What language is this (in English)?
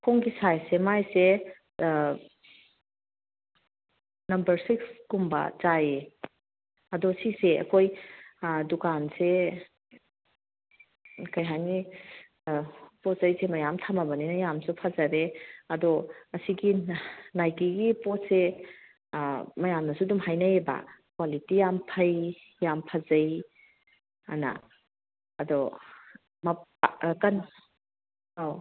Manipuri